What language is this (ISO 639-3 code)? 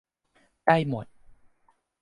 tha